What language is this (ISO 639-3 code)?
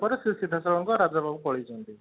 ori